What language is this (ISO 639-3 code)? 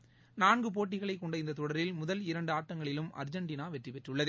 tam